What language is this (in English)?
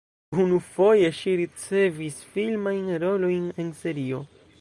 Esperanto